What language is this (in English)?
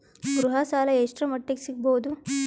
Kannada